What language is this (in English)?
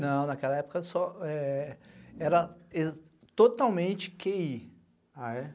Portuguese